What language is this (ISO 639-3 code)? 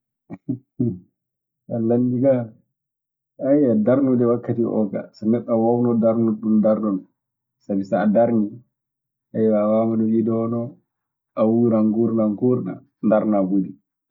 ffm